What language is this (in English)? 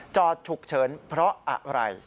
Thai